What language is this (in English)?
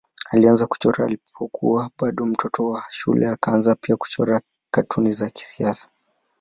Swahili